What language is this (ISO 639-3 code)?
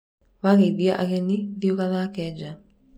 kik